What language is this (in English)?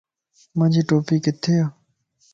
Lasi